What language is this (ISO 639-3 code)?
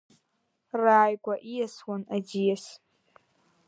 abk